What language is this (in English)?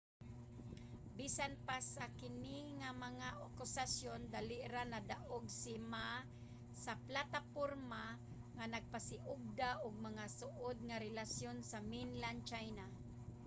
Cebuano